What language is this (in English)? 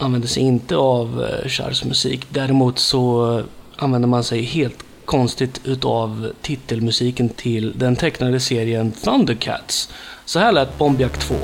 Swedish